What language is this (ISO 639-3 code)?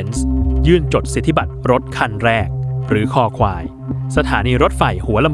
tha